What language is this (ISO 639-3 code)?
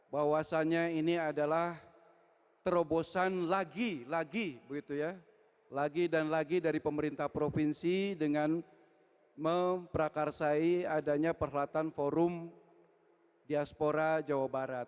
ind